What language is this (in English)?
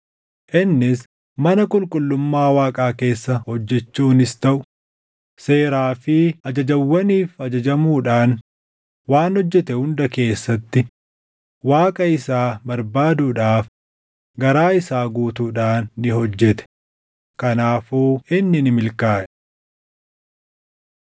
Oromo